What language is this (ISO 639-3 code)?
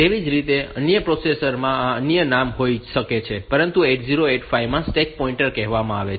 guj